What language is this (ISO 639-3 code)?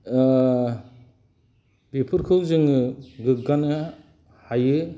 brx